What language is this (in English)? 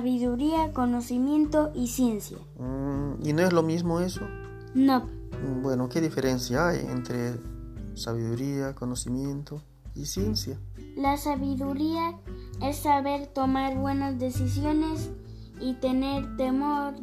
Spanish